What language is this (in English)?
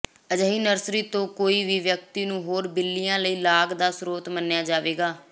Punjabi